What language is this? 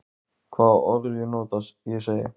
Icelandic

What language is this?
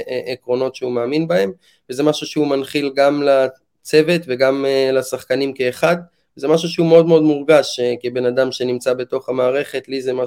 Hebrew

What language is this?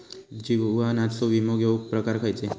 Marathi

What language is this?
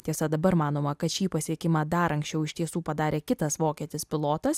Lithuanian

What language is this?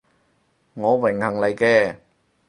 Cantonese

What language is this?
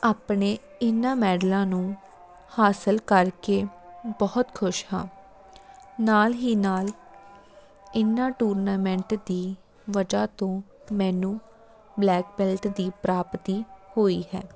Punjabi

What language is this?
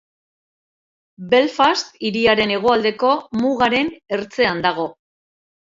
Basque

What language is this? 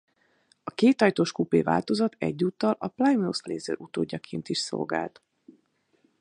Hungarian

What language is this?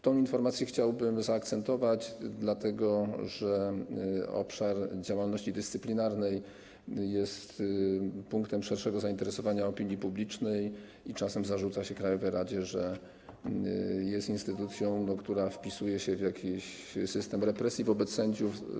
Polish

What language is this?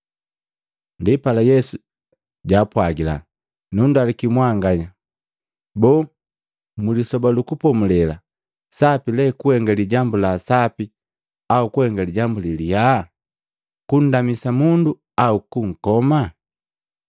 Matengo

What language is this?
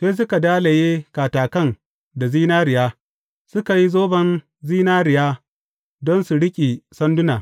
Hausa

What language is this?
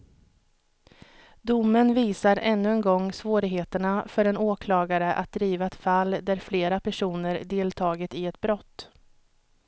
Swedish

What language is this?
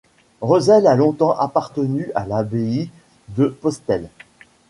French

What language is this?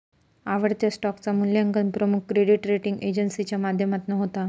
Marathi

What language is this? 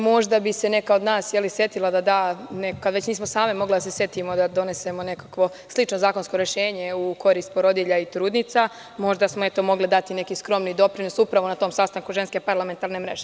Serbian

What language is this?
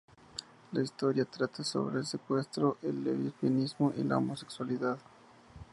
Spanish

